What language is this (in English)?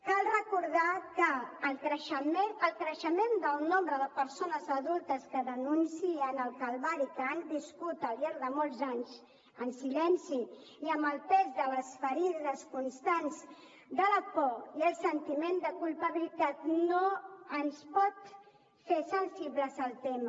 Catalan